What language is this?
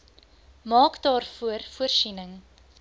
Afrikaans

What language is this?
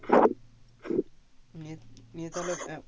Bangla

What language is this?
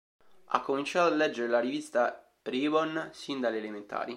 Italian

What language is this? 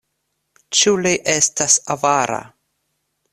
Esperanto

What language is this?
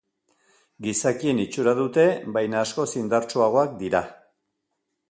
Basque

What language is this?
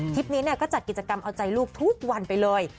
Thai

